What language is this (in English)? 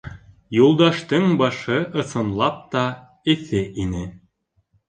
Bashkir